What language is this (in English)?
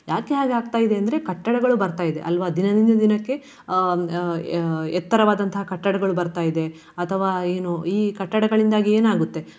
Kannada